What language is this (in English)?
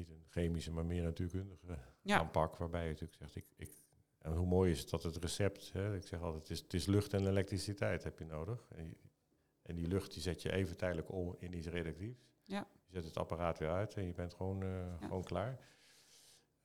Dutch